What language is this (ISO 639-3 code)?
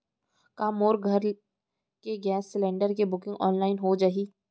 hne